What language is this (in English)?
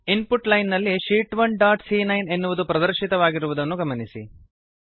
Kannada